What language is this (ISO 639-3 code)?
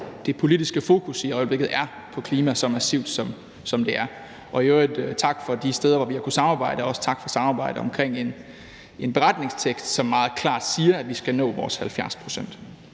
dan